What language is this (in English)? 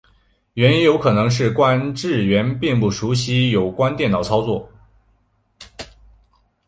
Chinese